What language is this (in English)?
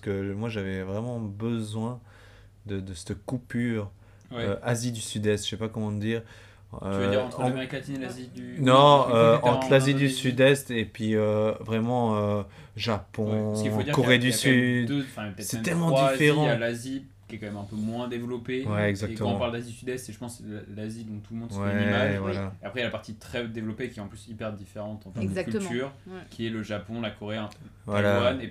French